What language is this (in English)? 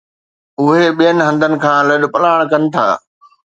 Sindhi